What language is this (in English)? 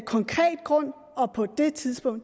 Danish